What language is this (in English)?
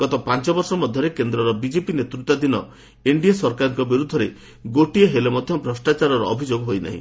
Odia